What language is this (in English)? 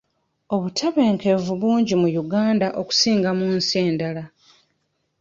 Ganda